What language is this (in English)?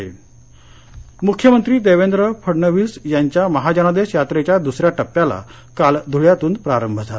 Marathi